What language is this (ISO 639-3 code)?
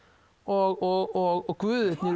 isl